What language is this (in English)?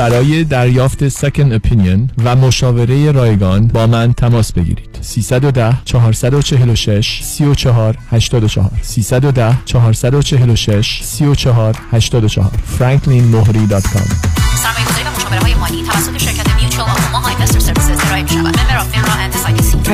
Persian